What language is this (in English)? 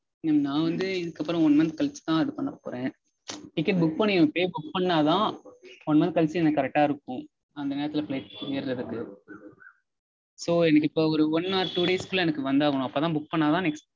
Tamil